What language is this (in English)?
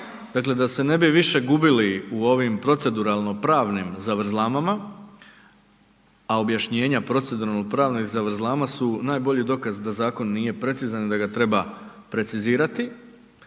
Croatian